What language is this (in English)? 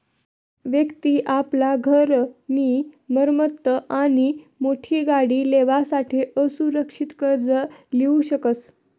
Marathi